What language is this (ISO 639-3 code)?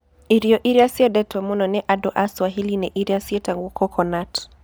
kik